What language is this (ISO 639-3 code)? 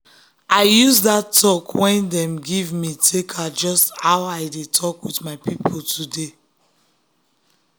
pcm